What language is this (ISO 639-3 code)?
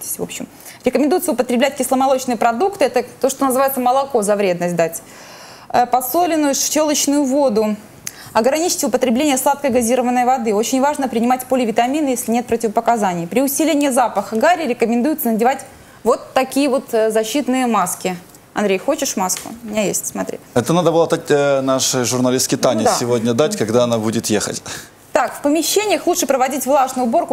rus